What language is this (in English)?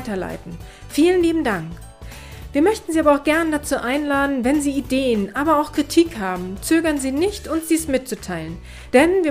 German